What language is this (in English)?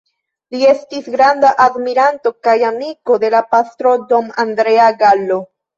Esperanto